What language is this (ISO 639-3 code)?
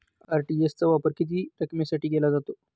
mar